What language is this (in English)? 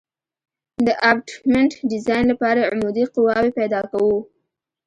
Pashto